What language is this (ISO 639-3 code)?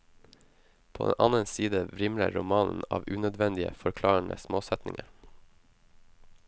nor